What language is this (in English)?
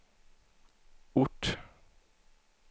Swedish